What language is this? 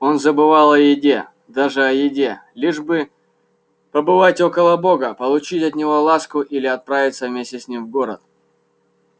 Russian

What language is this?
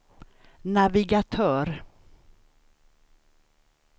Swedish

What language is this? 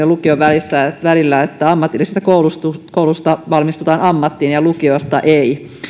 Finnish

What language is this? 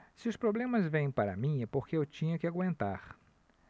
Portuguese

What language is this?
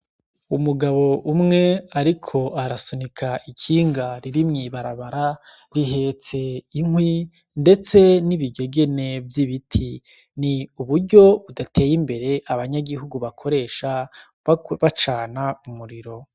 Rundi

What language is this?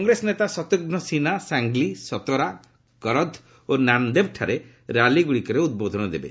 Odia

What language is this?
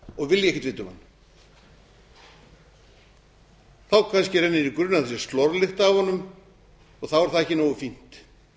Icelandic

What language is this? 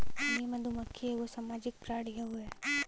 Bhojpuri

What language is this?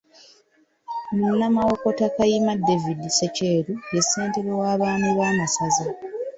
Ganda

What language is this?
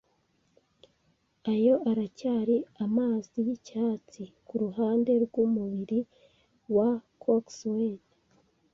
Kinyarwanda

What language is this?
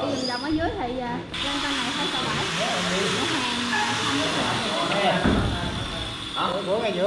Vietnamese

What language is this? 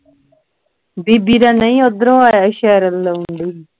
Punjabi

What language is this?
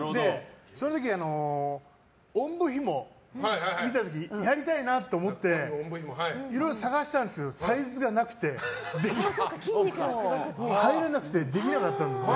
Japanese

